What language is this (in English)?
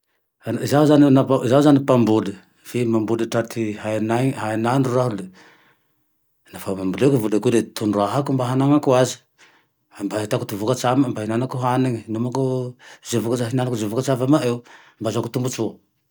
Tandroy-Mahafaly Malagasy